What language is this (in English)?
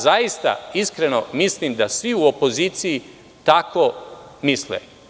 Serbian